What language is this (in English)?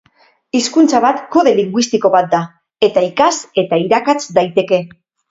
Basque